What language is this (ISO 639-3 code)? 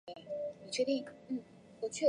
zho